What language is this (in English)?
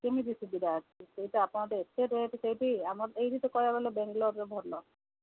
Odia